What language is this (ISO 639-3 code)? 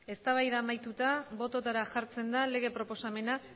eus